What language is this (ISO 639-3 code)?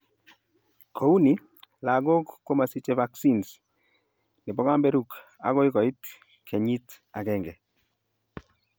kln